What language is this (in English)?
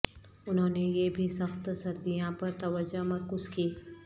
Urdu